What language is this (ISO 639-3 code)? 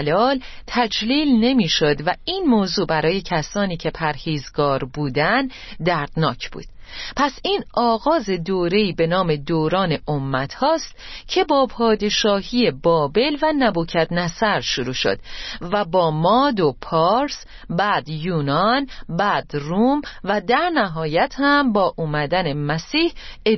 fas